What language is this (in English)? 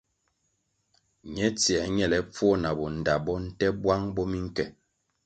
Kwasio